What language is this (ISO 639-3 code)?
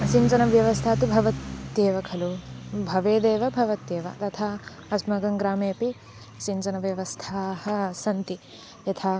san